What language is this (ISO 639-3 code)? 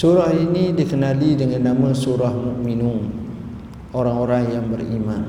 msa